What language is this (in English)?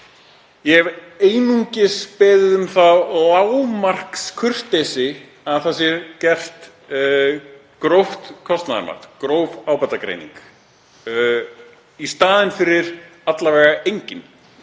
Icelandic